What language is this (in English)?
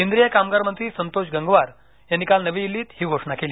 Marathi